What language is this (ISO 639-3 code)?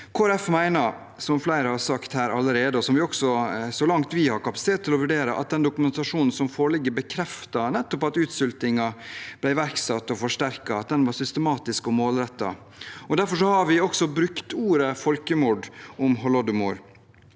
nor